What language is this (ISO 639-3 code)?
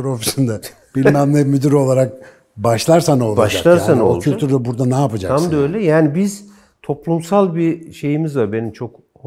tur